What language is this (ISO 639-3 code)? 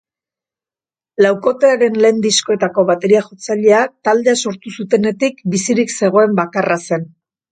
eus